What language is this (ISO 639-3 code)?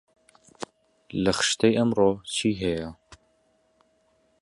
ckb